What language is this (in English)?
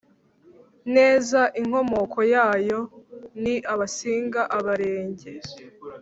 Kinyarwanda